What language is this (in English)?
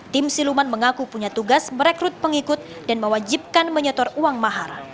Indonesian